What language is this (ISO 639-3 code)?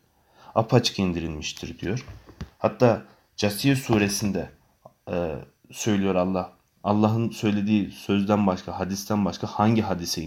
tur